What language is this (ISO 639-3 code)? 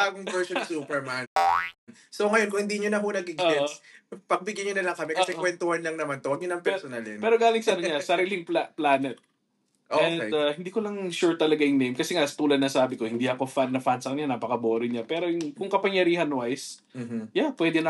fil